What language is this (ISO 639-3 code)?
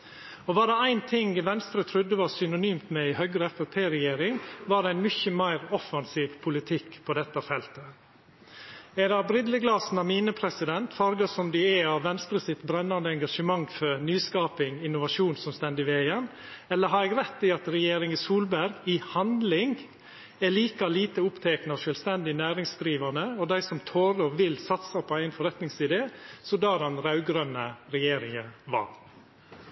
nno